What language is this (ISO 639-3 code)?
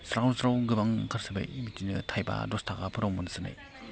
brx